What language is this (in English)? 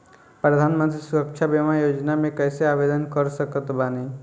Bhojpuri